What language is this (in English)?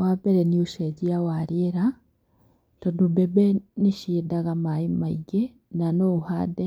Kikuyu